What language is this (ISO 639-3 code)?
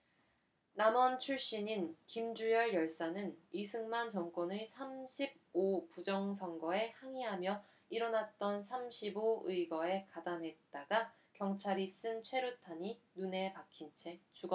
kor